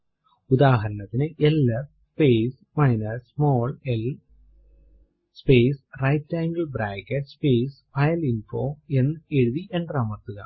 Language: Malayalam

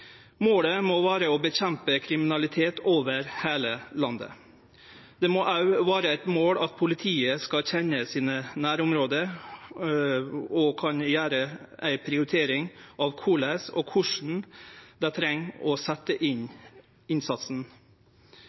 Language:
Norwegian Nynorsk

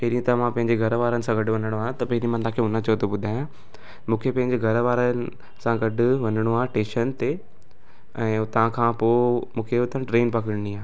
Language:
Sindhi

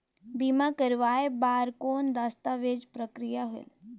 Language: Chhattisgarhi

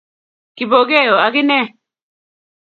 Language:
Kalenjin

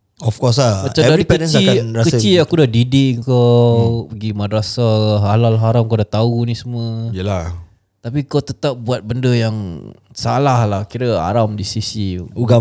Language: Malay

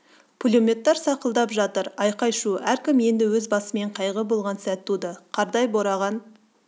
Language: Kazakh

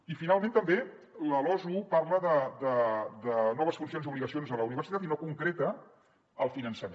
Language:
Catalan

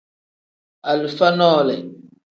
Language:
Tem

